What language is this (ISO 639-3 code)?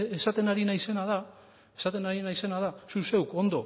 eus